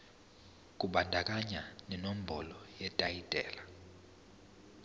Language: Zulu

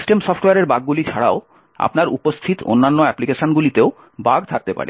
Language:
Bangla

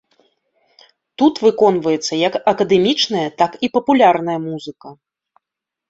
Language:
Belarusian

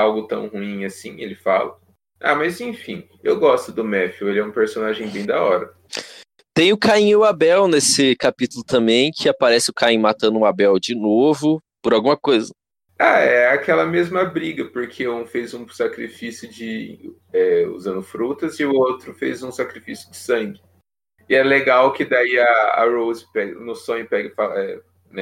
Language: Portuguese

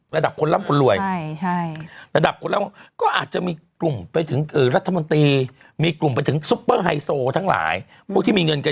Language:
Thai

